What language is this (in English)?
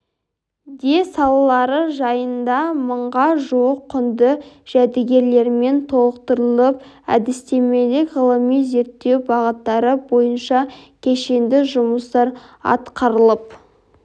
Kazakh